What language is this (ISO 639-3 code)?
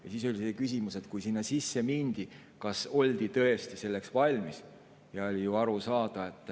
est